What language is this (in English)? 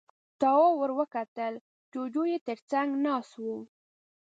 Pashto